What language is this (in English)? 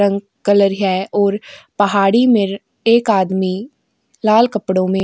Hindi